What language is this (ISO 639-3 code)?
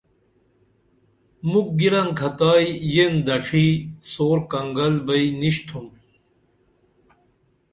dml